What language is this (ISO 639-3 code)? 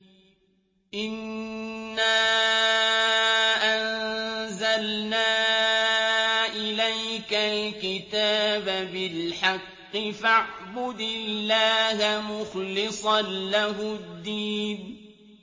ara